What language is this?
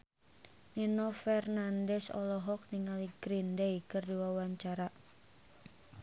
Sundanese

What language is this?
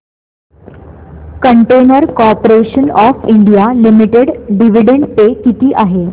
Marathi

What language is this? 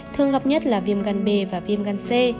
Vietnamese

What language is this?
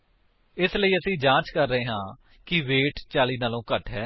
Punjabi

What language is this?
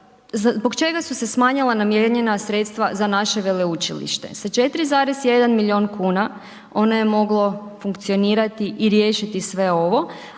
Croatian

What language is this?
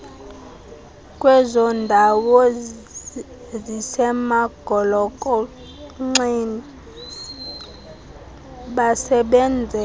Xhosa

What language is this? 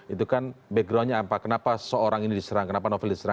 Indonesian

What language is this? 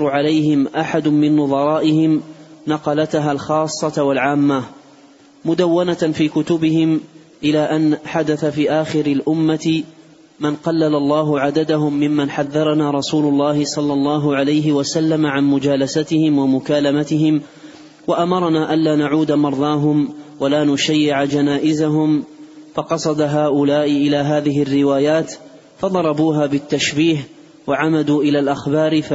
Arabic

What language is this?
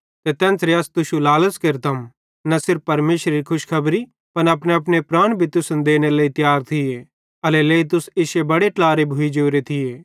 Bhadrawahi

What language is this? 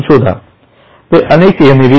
Marathi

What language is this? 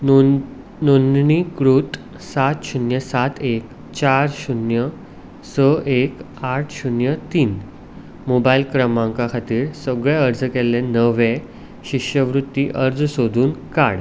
Konkani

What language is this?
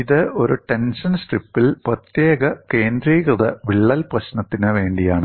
Malayalam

